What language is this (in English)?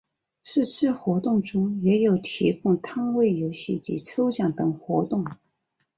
Chinese